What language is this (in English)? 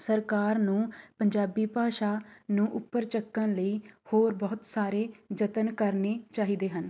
Punjabi